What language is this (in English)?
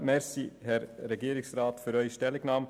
Swiss German